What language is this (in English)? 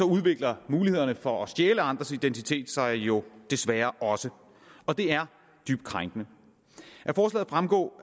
Danish